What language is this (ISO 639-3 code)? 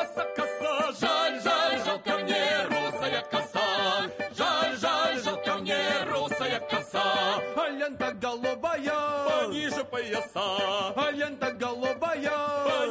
slk